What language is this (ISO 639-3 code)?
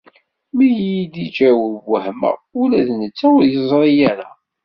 kab